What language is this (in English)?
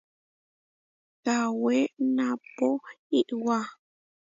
Huarijio